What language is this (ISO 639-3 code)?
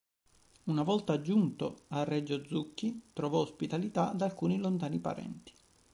ita